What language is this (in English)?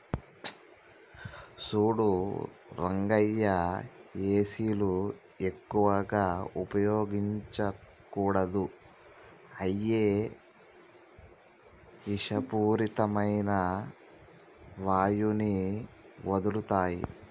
Telugu